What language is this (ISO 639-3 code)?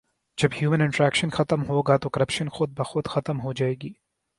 urd